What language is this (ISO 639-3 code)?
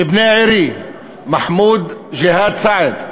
heb